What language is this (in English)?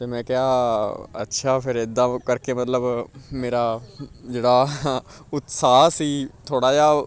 Punjabi